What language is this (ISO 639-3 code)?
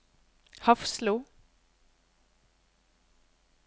nor